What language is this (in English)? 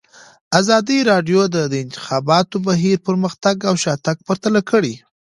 Pashto